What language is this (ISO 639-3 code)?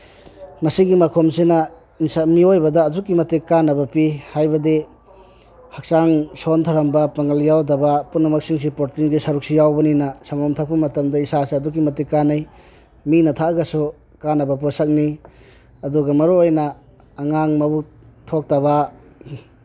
mni